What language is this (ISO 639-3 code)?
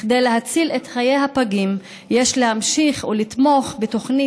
heb